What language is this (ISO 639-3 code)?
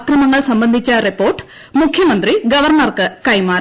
mal